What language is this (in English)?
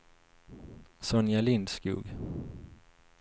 Swedish